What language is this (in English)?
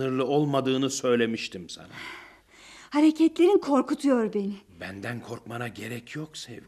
Turkish